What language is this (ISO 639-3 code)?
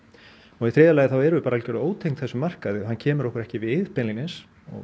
isl